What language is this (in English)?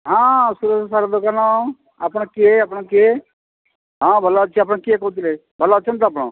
Odia